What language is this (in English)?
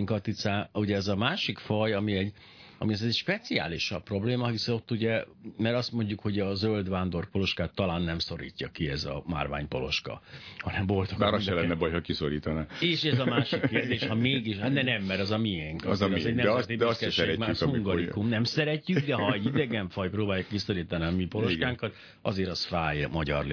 Hungarian